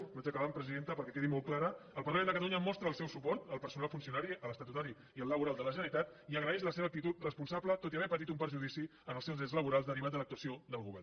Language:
Catalan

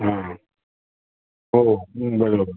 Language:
Marathi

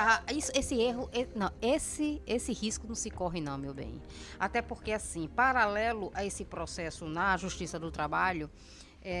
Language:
Portuguese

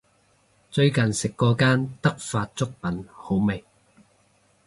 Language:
Cantonese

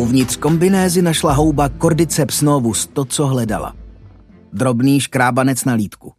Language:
Czech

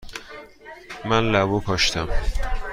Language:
Persian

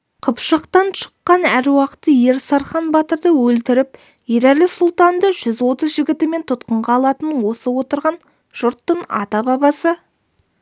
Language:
Kazakh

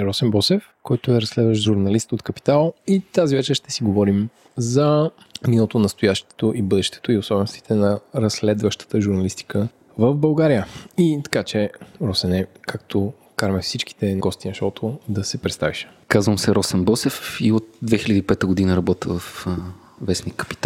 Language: Bulgarian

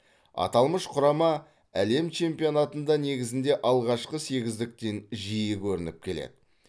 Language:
Kazakh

